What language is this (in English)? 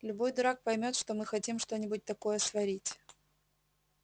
Russian